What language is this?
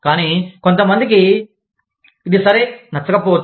Telugu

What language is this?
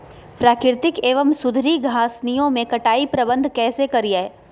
Magahi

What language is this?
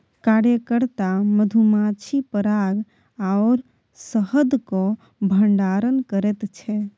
Maithili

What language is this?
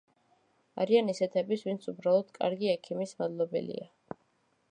Georgian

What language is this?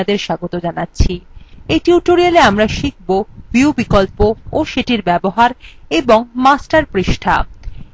Bangla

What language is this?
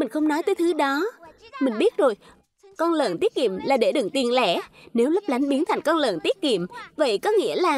Vietnamese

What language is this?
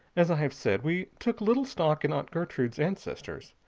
English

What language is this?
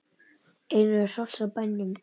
Icelandic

